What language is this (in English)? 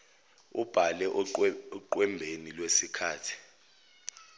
Zulu